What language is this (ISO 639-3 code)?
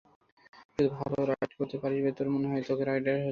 ben